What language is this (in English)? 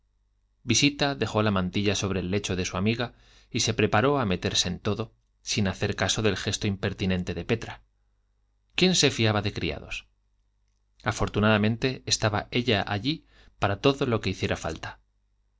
Spanish